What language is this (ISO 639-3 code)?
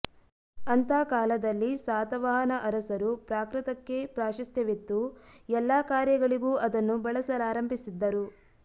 kan